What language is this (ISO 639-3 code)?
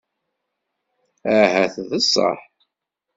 kab